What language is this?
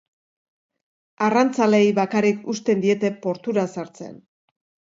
Basque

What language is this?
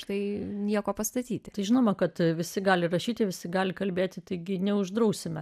Lithuanian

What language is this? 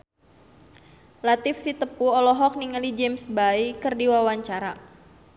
Sundanese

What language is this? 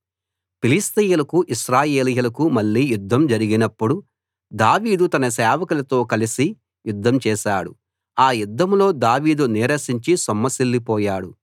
Telugu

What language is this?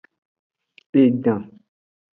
Aja (Benin)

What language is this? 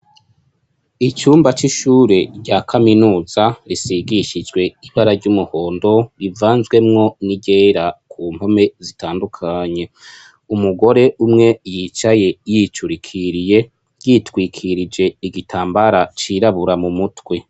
Rundi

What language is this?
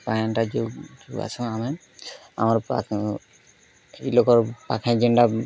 Odia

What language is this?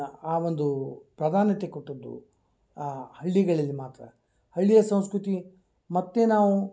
Kannada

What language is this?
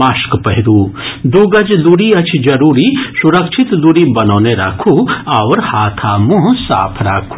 Maithili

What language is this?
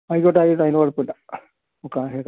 Malayalam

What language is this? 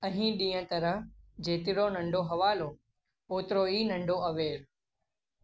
Sindhi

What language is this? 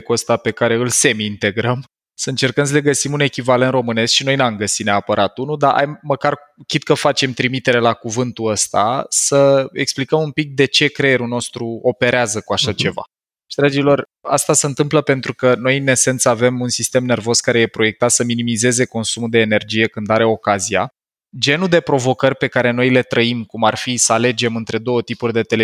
Romanian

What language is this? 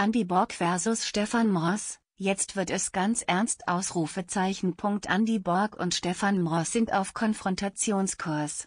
German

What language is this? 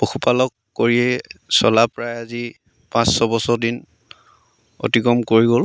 Assamese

